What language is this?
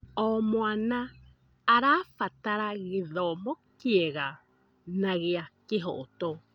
Kikuyu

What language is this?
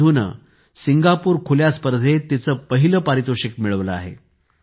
Marathi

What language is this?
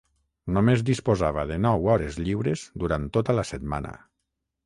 Catalan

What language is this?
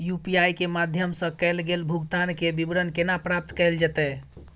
Maithili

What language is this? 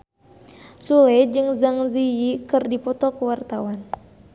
Sundanese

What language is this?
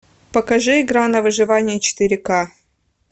Russian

